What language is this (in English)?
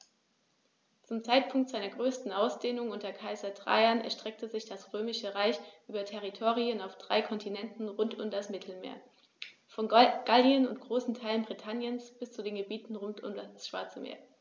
German